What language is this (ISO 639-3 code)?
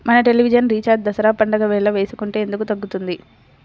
tel